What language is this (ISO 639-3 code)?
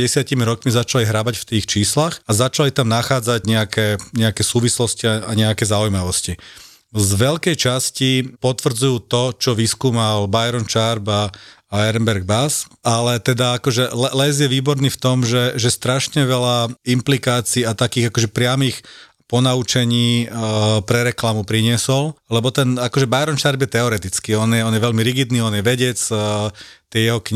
slk